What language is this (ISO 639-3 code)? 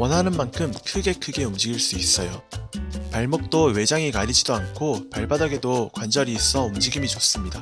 kor